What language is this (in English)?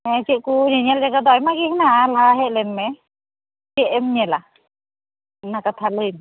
Santali